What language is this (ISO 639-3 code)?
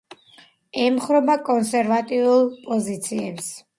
kat